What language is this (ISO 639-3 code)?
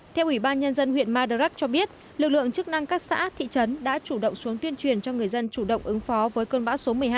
vie